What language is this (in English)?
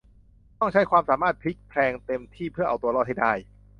Thai